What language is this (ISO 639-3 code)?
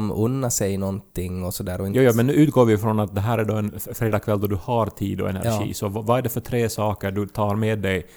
swe